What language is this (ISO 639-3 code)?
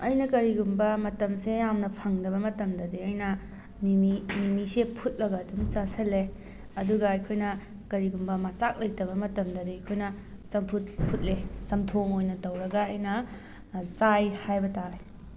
mni